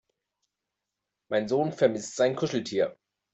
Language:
German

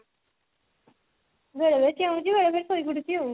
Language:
Odia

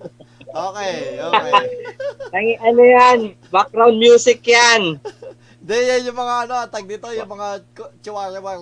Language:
Filipino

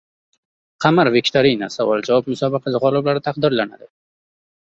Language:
Uzbek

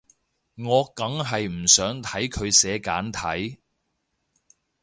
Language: Cantonese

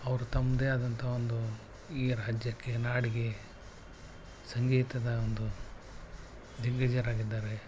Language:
Kannada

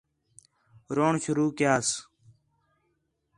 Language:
Khetrani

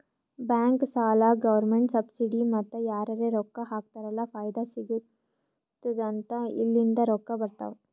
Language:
Kannada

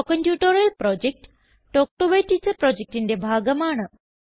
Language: Malayalam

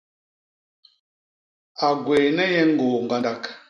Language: Basaa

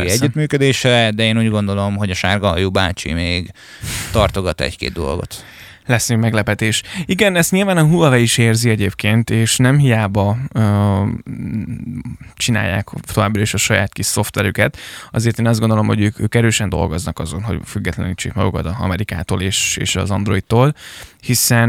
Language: Hungarian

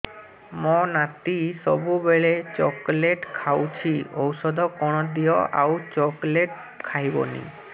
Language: Odia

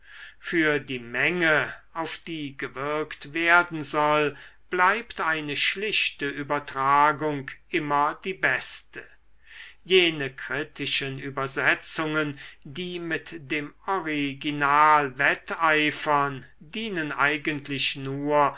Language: German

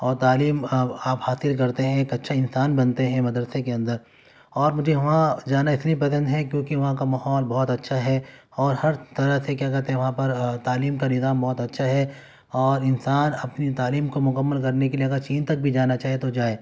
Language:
Urdu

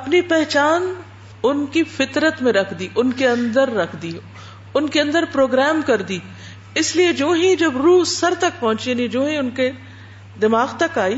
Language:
Urdu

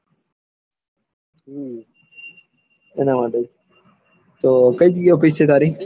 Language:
Gujarati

